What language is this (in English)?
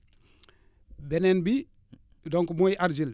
Wolof